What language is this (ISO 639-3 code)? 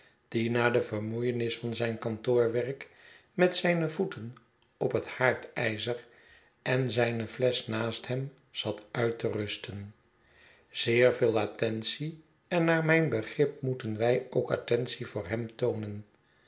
nld